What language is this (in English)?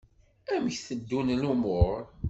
Kabyle